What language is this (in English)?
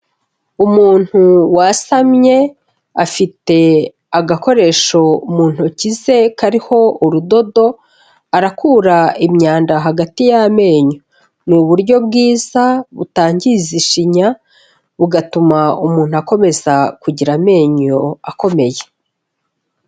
Kinyarwanda